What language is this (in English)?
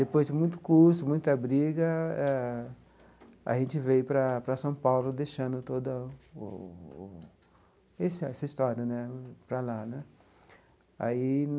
Portuguese